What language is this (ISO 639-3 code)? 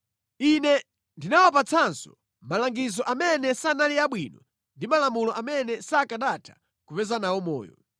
nya